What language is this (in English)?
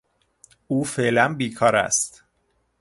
Persian